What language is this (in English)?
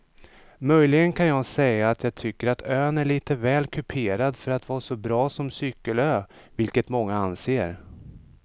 Swedish